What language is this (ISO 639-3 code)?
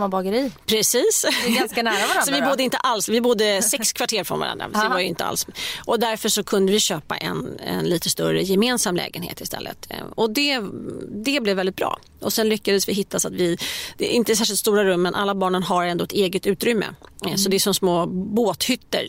swe